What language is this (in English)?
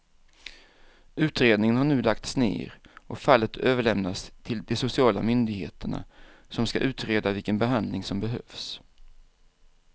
Swedish